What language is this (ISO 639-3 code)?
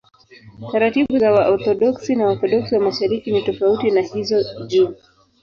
swa